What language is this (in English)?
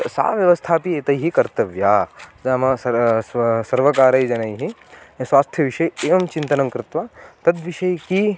Sanskrit